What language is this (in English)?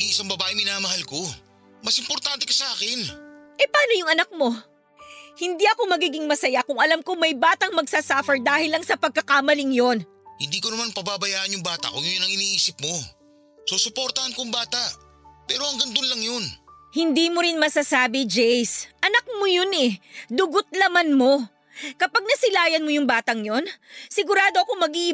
Filipino